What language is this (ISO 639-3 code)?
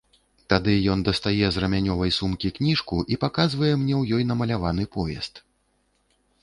bel